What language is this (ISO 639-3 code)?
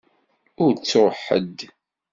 kab